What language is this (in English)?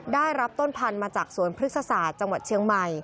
Thai